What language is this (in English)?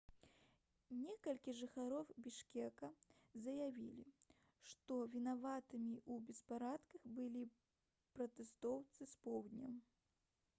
Belarusian